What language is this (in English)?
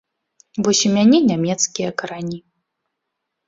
Belarusian